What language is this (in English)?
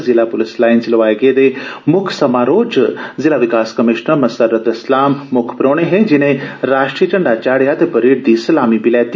Dogri